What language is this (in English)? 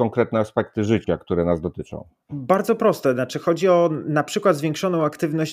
Polish